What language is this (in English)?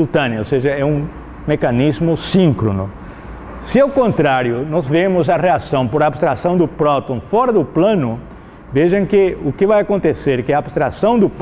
Portuguese